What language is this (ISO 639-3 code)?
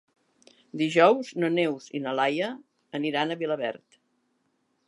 cat